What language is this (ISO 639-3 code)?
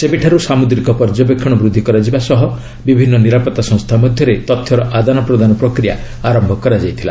ori